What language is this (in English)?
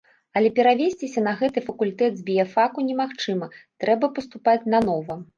Belarusian